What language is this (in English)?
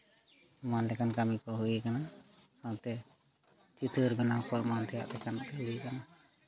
Santali